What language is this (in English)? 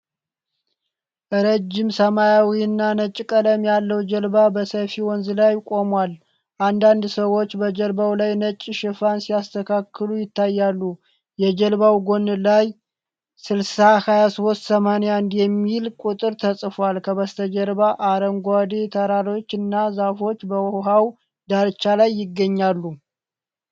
Amharic